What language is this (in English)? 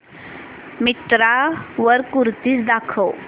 Marathi